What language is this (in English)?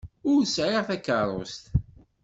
Kabyle